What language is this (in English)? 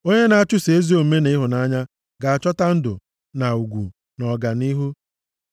Igbo